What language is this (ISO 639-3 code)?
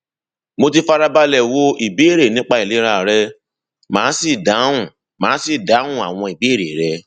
yor